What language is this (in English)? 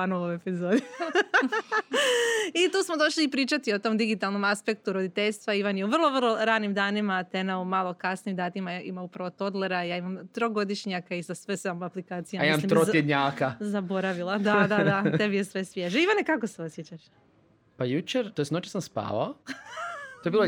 Croatian